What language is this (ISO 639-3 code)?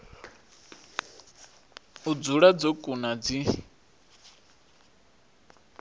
ven